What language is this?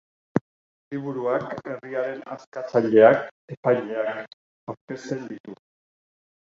Basque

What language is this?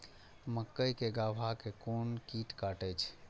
Maithili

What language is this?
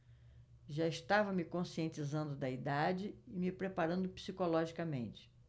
Portuguese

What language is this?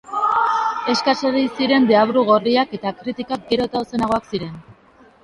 Basque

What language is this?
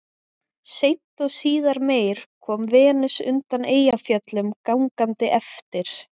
Icelandic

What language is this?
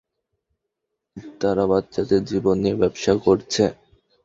Bangla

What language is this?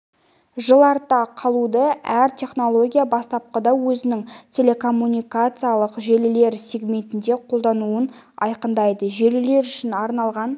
Kazakh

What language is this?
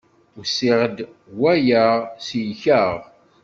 Kabyle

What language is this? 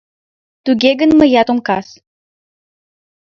Mari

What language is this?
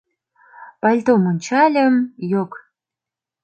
Mari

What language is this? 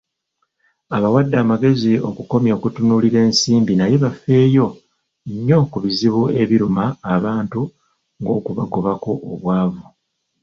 Ganda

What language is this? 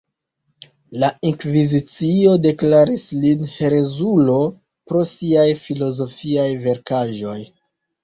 Esperanto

